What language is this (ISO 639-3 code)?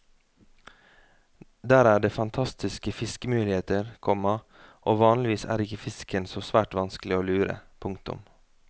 nor